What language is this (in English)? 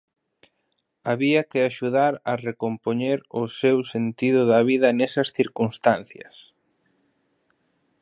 Galician